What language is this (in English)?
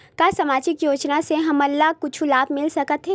Chhattisgarhi